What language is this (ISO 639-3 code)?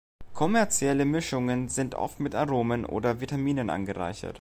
deu